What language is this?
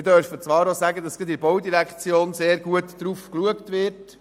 Swiss German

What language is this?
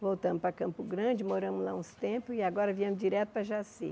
Portuguese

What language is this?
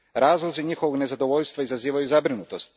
Croatian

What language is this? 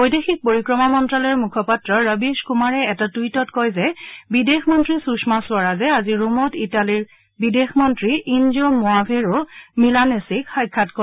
Assamese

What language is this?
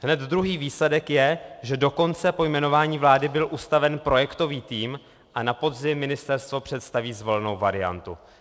Czech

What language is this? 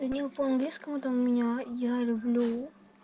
Russian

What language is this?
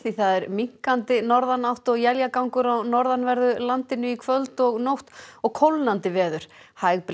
Icelandic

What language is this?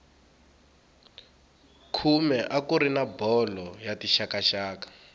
Tsonga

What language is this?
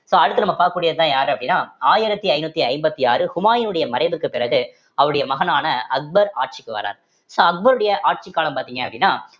Tamil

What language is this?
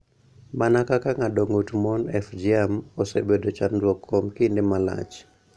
Luo (Kenya and Tanzania)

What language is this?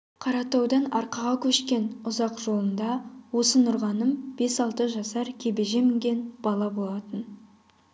Kazakh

